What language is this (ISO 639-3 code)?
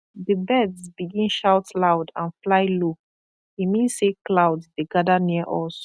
pcm